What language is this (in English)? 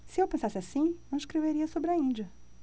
Portuguese